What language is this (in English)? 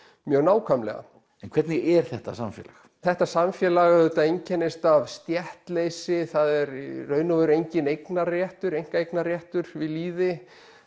Icelandic